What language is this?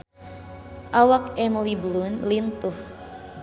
Sundanese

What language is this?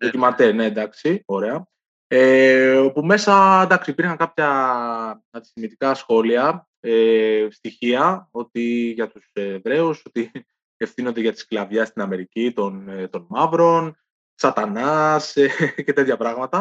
Greek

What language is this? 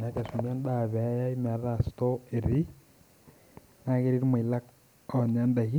Masai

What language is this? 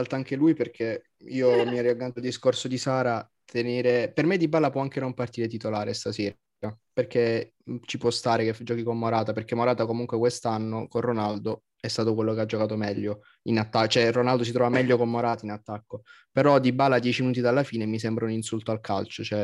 Italian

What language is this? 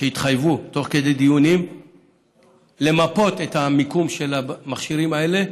Hebrew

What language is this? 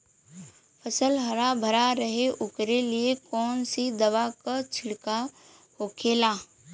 Bhojpuri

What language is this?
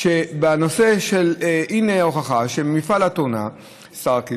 Hebrew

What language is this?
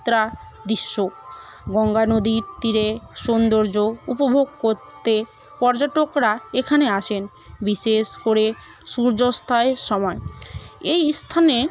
Bangla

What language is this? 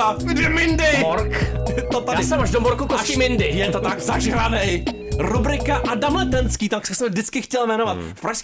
Czech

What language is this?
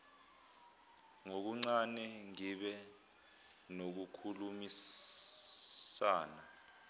Zulu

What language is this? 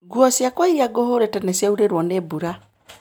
Kikuyu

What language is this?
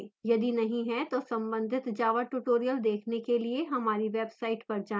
Hindi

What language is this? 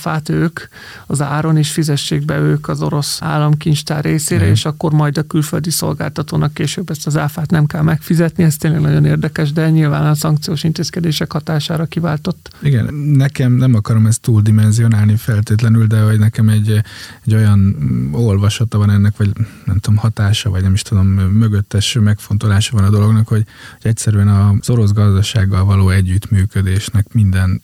Hungarian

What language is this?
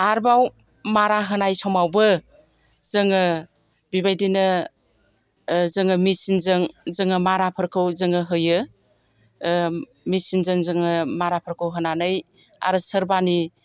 Bodo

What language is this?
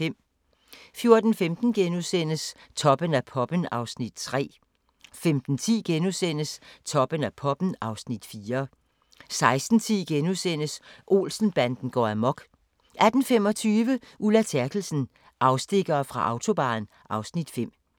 Danish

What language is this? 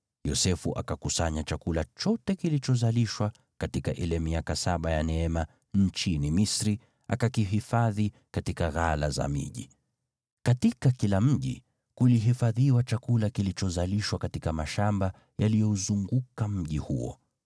Swahili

